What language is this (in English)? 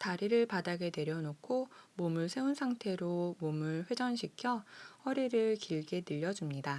Korean